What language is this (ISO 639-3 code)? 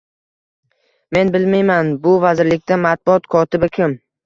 uzb